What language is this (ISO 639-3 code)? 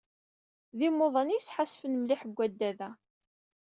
kab